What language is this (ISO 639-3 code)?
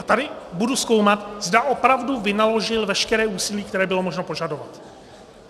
ces